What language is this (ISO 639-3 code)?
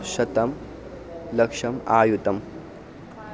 san